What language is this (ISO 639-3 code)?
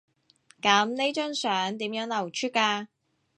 yue